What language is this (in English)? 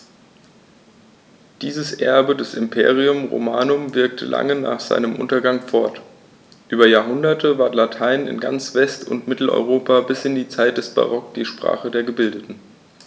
German